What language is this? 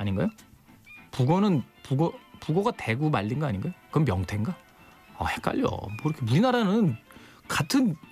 Korean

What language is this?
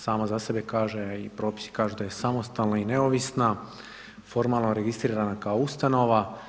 Croatian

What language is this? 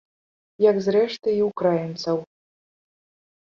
Belarusian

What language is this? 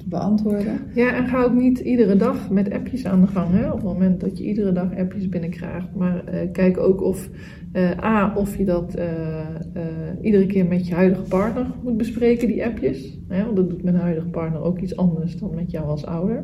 Dutch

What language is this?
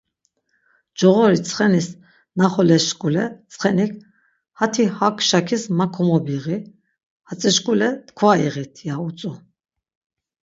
Laz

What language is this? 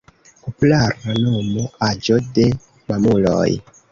Esperanto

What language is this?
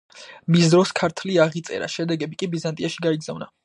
Georgian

